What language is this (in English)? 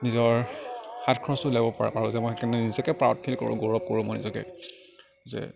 Assamese